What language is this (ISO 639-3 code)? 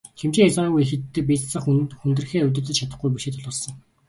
mon